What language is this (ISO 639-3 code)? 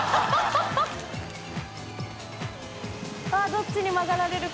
jpn